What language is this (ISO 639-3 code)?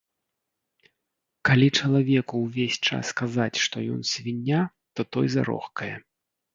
bel